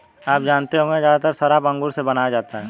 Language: Hindi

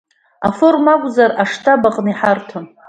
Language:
Abkhazian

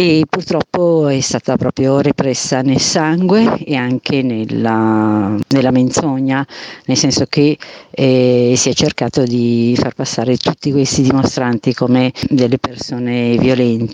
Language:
Italian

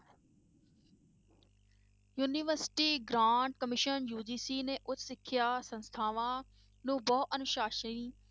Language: Punjabi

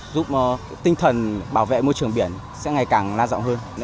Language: Vietnamese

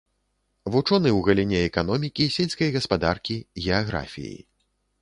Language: Belarusian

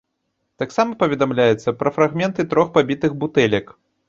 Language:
Belarusian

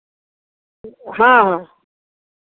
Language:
Maithili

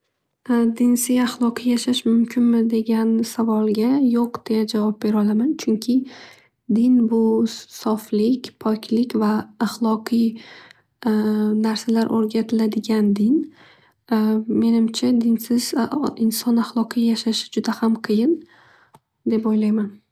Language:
Uzbek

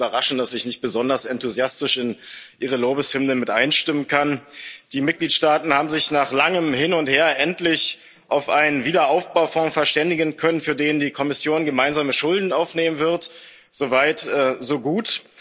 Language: German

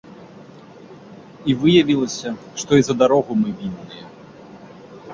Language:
Belarusian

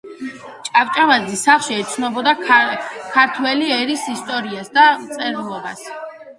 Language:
Georgian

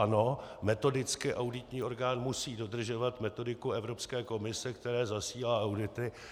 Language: Czech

